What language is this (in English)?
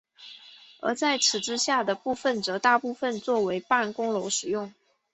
Chinese